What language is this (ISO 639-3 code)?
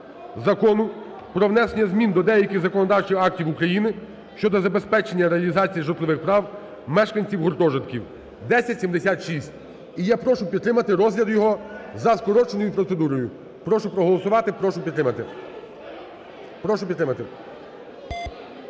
ukr